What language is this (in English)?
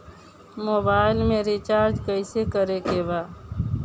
Bhojpuri